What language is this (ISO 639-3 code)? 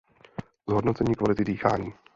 ces